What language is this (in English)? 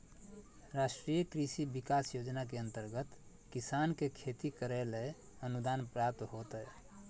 Magahi